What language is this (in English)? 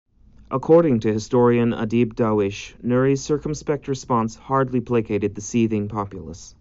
English